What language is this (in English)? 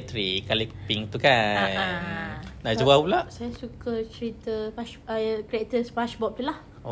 Malay